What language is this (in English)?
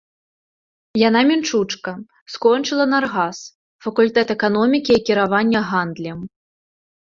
Belarusian